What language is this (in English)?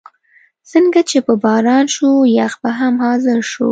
Pashto